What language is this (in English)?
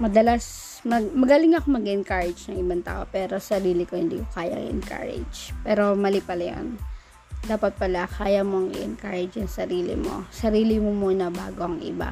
Filipino